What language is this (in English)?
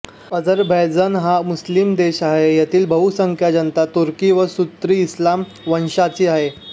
Marathi